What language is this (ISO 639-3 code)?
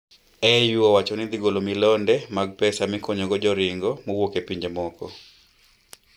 luo